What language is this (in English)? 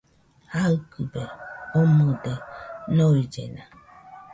Nüpode Huitoto